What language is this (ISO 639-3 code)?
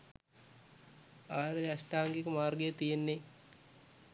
sin